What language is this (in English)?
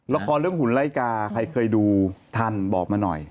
Thai